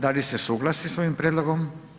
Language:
Croatian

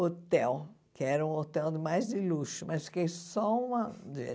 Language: Portuguese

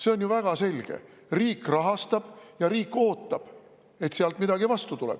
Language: Estonian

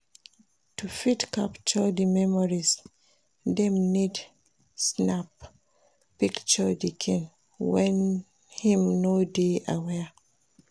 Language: Nigerian Pidgin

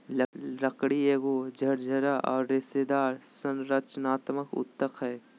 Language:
Magahi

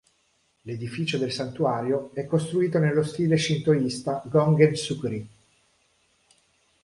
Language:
Italian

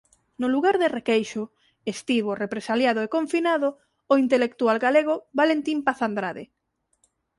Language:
Galician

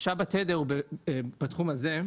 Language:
Hebrew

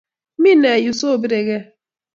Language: Kalenjin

